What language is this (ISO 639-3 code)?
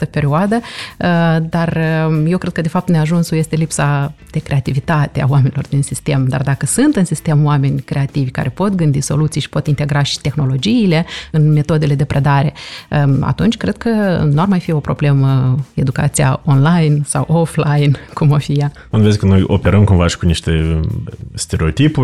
ron